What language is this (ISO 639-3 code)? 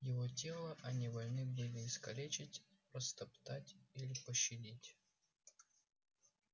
rus